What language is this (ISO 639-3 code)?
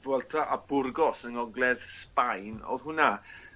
cym